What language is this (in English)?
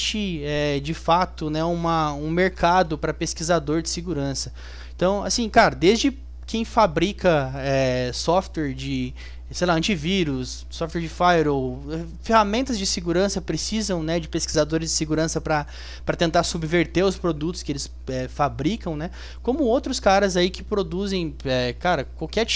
Portuguese